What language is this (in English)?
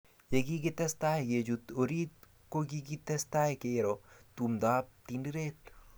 Kalenjin